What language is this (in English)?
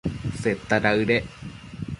Matsés